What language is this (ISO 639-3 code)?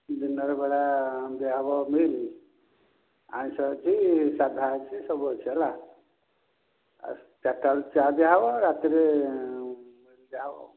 ori